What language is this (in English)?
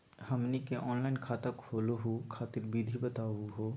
Magahi